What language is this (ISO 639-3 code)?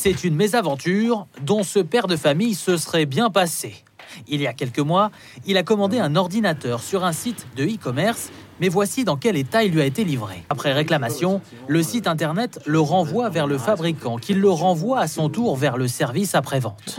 fra